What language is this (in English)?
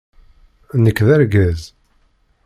Kabyle